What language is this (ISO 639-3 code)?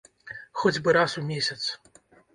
bel